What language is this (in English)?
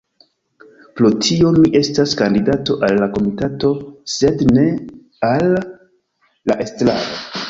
Esperanto